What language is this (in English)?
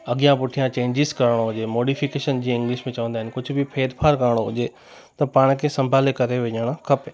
Sindhi